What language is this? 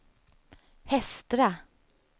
Swedish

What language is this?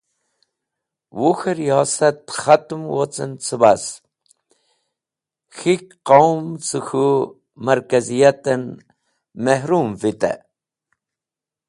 Wakhi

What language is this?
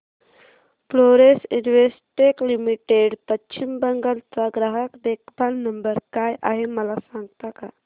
Marathi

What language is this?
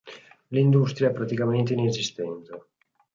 Italian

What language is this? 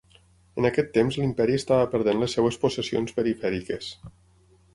Catalan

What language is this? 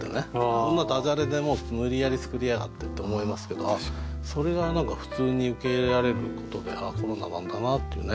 Japanese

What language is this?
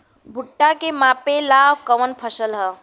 Bhojpuri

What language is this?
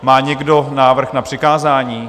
Czech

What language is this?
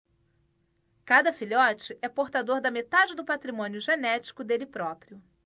Portuguese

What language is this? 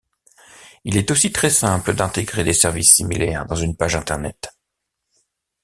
French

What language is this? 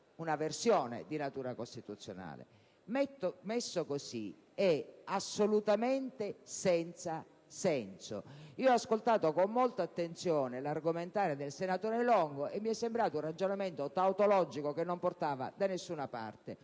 Italian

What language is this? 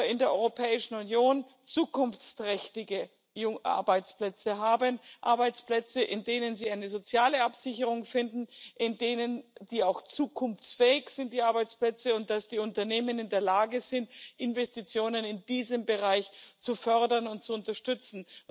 German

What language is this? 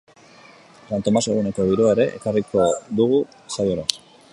Basque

